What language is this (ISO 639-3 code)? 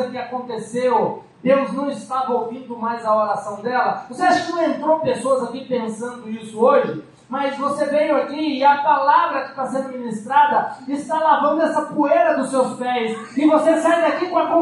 por